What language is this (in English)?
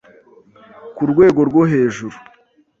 Kinyarwanda